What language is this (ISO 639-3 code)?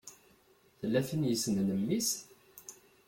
kab